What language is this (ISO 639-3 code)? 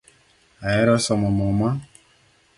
luo